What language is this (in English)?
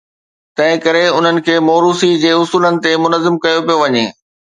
Sindhi